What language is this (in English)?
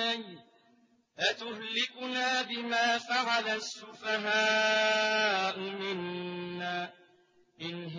Arabic